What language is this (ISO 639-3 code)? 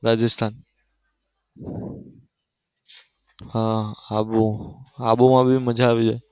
guj